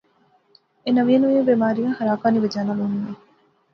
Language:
Pahari-Potwari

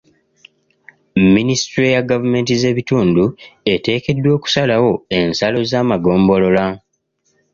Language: Ganda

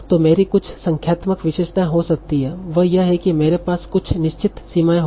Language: Hindi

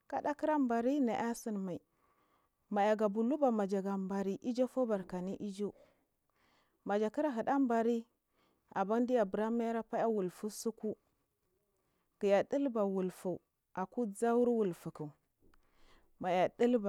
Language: Marghi South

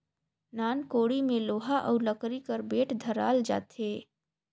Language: Chhattisgarhi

